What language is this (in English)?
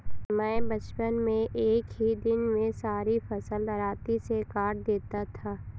Hindi